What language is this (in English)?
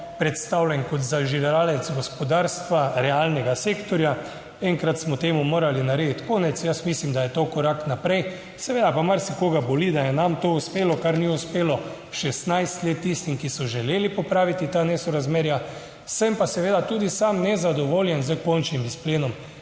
Slovenian